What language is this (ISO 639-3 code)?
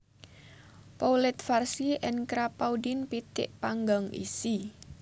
jav